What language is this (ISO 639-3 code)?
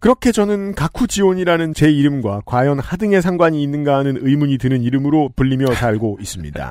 kor